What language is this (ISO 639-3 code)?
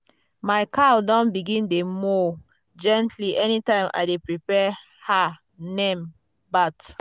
pcm